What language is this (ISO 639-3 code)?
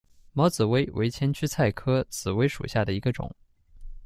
zho